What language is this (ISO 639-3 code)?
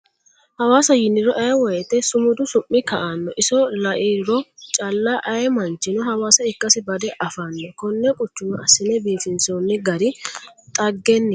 sid